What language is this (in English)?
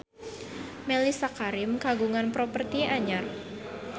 Sundanese